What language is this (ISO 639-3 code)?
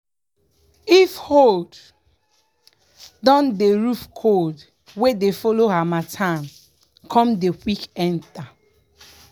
pcm